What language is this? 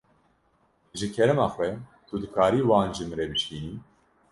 Kurdish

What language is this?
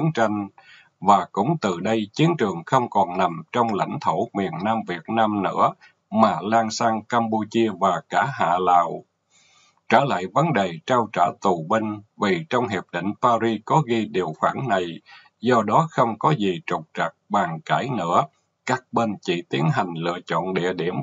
Vietnamese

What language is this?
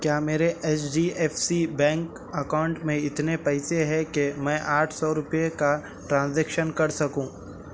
Urdu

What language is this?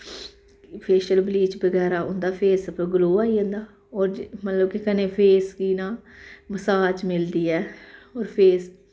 Dogri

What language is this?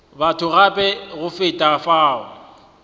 Northern Sotho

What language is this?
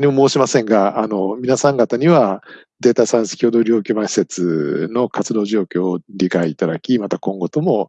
Japanese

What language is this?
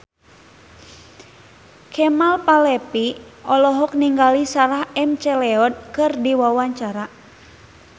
Sundanese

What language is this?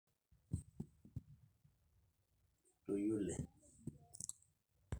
Masai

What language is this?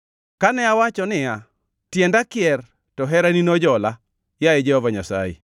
Luo (Kenya and Tanzania)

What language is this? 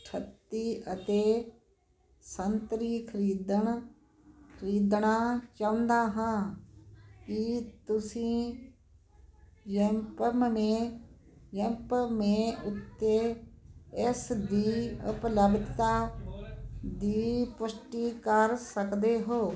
Punjabi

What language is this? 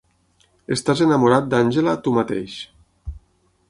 Catalan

